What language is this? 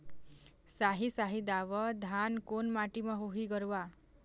Chhattisgarhi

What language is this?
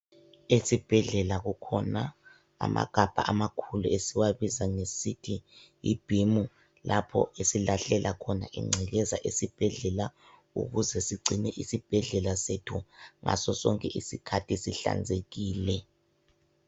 North Ndebele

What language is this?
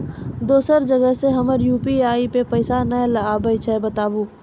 Maithili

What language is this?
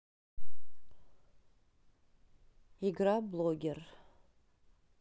Russian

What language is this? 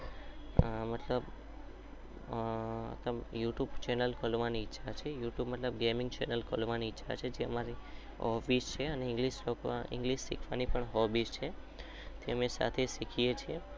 Gujarati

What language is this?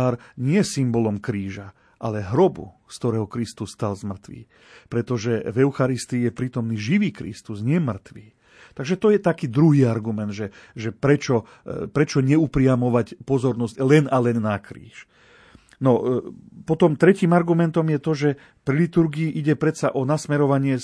Slovak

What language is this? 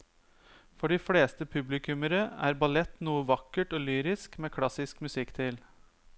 Norwegian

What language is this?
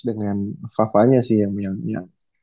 Indonesian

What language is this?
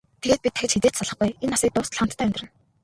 Mongolian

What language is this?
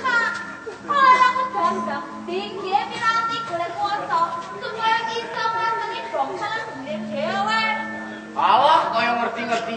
Indonesian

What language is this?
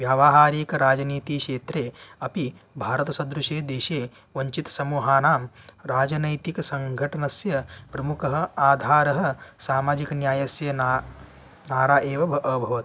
Sanskrit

